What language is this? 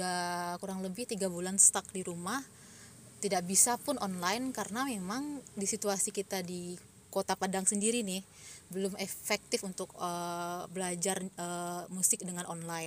Indonesian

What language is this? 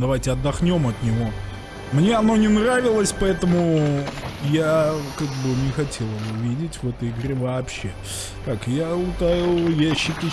Russian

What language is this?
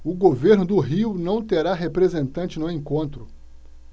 Portuguese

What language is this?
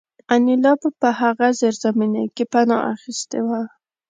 Pashto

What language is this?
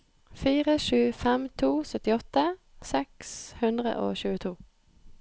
Norwegian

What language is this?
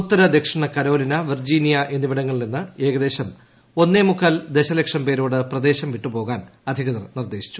Malayalam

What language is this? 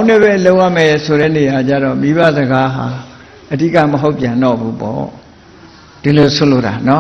Vietnamese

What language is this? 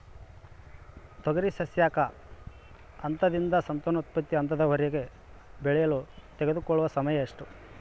Kannada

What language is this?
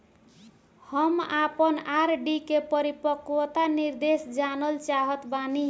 Bhojpuri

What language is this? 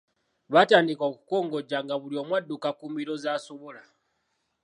Ganda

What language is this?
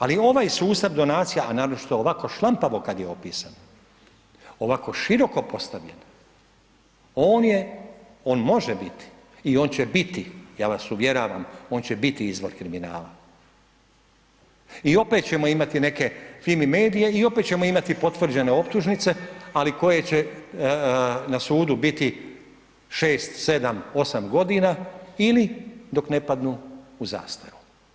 Croatian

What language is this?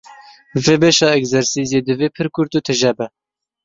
Kurdish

